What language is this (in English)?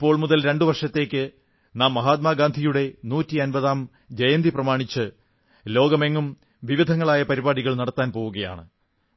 Malayalam